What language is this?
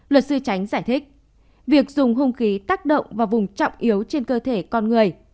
Vietnamese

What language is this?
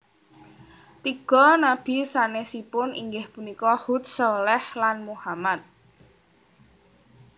Javanese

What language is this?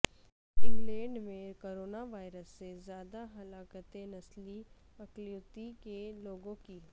Urdu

